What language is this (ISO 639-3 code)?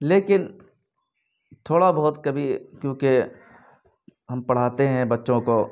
urd